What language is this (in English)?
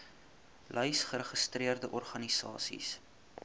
Afrikaans